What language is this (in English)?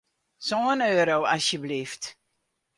Western Frisian